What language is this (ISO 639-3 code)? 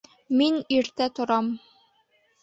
bak